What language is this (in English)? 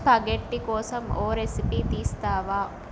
Telugu